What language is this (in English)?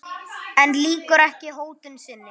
Icelandic